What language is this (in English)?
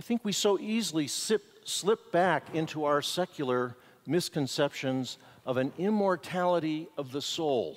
English